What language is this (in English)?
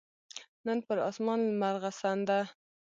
Pashto